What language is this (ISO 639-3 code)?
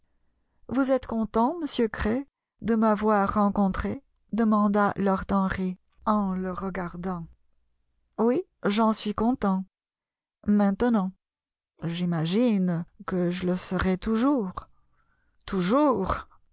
fra